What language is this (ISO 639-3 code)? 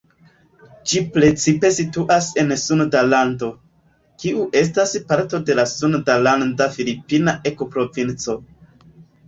epo